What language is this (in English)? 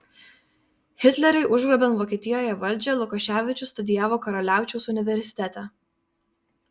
Lithuanian